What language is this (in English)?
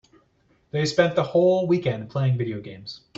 English